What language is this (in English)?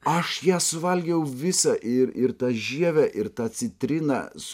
Lithuanian